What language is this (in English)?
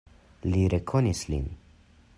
Esperanto